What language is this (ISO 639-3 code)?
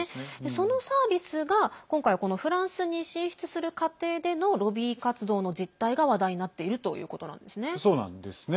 jpn